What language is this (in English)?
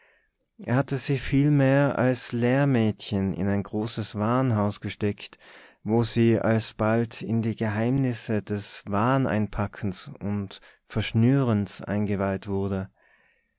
German